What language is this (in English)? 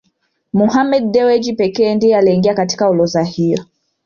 Swahili